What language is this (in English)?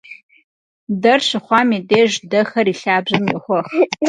Kabardian